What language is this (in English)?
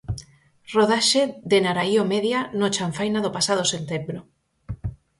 Galician